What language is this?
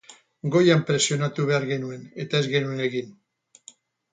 Basque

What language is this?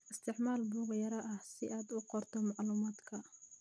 Somali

